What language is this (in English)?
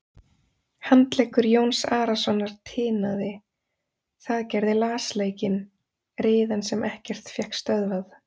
Icelandic